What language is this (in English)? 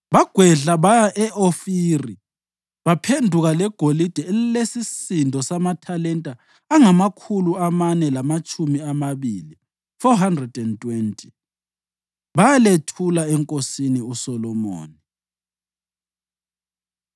North Ndebele